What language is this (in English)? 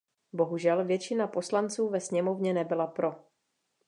Czech